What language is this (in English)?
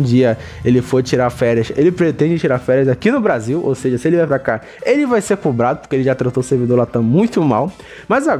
Portuguese